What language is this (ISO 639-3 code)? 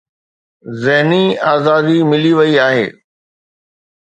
snd